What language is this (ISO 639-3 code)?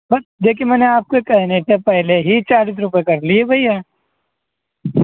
urd